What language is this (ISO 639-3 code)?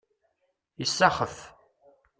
kab